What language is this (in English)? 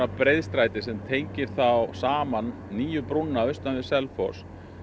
Icelandic